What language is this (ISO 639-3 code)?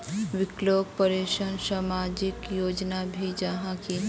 mag